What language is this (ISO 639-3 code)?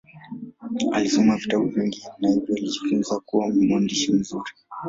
swa